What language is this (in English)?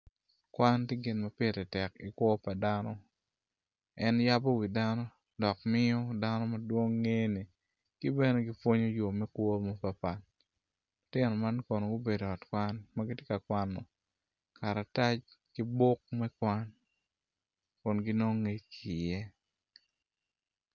Acoli